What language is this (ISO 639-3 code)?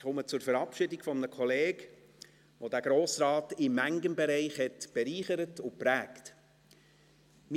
gsw